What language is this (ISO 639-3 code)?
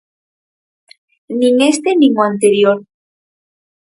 glg